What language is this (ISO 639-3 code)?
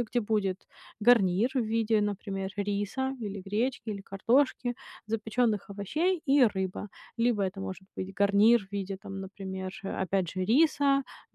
rus